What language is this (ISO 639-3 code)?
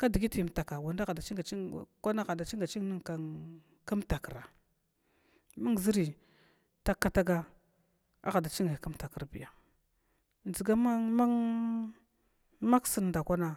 glw